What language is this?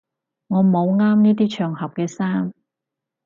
Cantonese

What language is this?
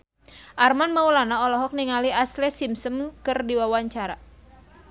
Sundanese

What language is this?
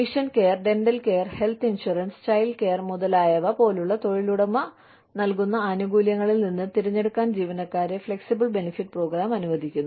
Malayalam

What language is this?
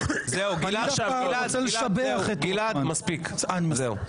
Hebrew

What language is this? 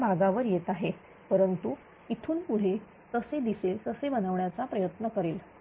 Marathi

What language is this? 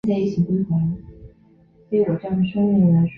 Chinese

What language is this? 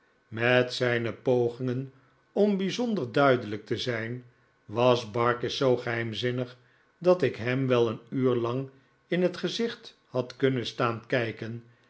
Dutch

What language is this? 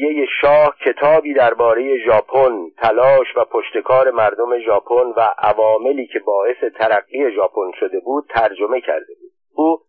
Persian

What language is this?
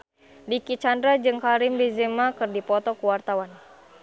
Sundanese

